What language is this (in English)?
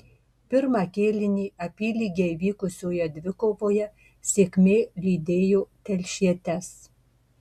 Lithuanian